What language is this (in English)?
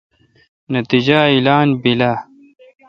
Kalkoti